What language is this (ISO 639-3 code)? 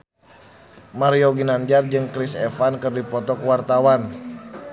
sun